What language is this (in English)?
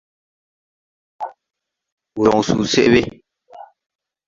Tupuri